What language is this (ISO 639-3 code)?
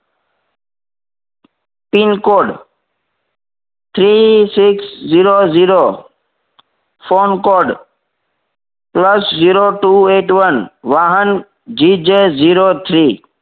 guj